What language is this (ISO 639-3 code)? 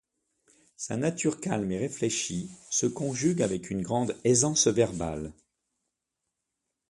fra